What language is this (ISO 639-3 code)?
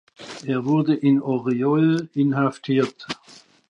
deu